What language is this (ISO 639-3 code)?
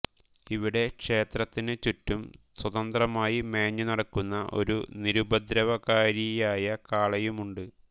mal